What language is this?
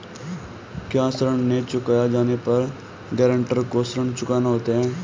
Hindi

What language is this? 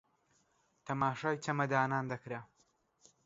Central Kurdish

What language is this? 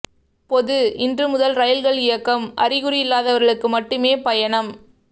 Tamil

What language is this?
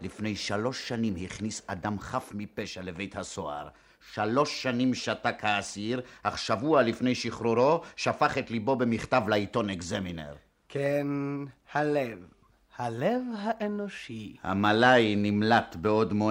Hebrew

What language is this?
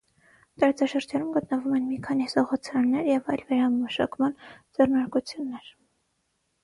Armenian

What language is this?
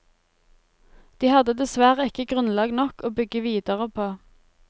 Norwegian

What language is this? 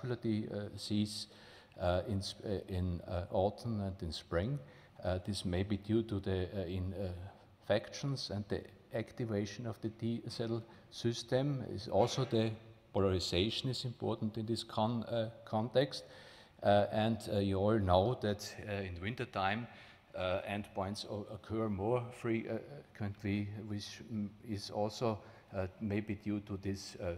English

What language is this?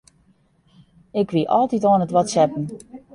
Western Frisian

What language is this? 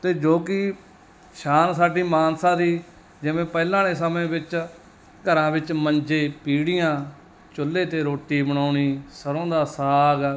Punjabi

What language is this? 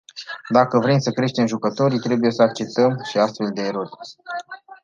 Romanian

